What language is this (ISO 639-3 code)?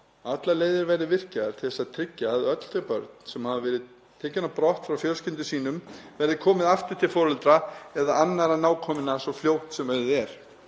isl